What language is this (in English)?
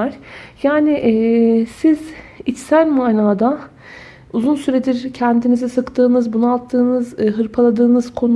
Turkish